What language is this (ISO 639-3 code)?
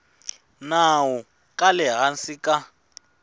tso